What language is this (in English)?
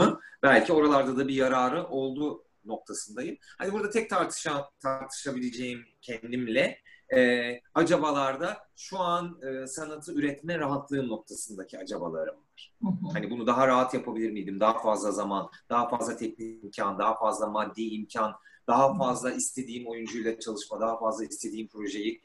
Turkish